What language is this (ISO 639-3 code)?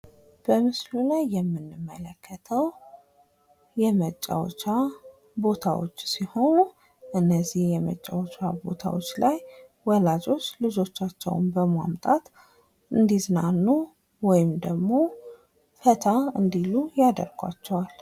amh